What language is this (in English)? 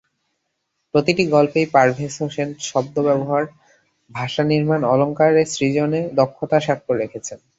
Bangla